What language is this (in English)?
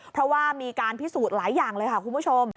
Thai